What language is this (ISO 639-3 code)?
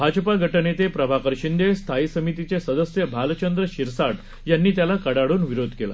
mar